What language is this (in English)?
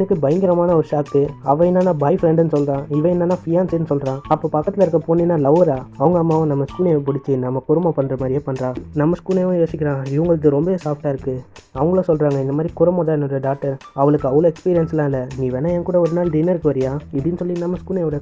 Arabic